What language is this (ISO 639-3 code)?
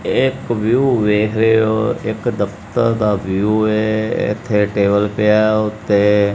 pan